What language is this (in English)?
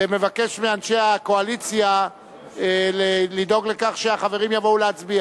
Hebrew